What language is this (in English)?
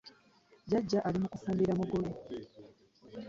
Ganda